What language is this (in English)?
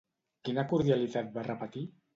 Catalan